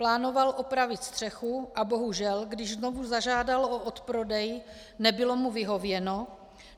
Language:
Czech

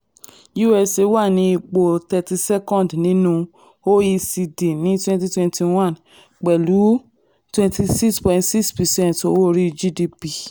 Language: Yoruba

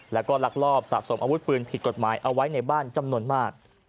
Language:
Thai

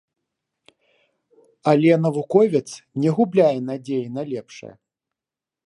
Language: Belarusian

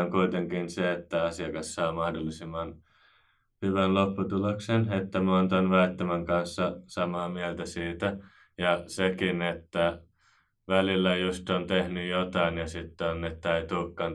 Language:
Finnish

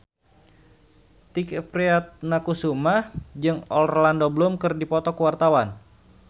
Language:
Sundanese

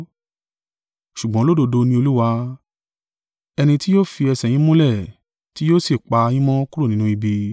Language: Yoruba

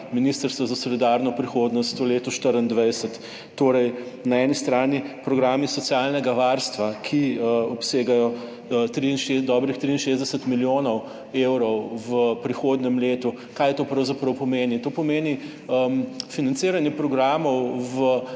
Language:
Slovenian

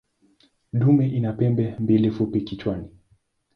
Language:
Swahili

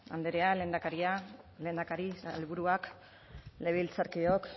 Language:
Basque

